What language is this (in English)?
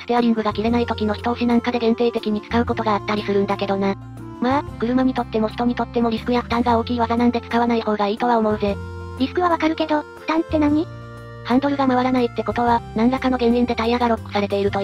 Japanese